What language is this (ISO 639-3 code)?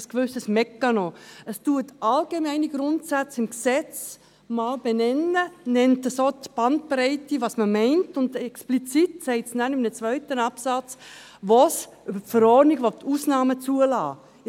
gsw